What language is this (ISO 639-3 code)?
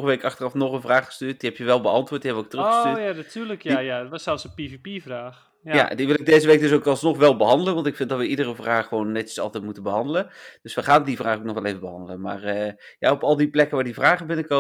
nld